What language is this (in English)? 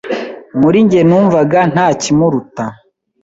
Kinyarwanda